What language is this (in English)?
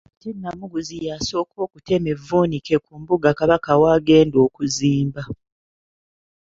Ganda